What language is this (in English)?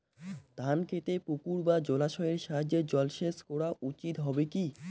Bangla